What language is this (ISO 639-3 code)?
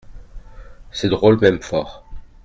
fra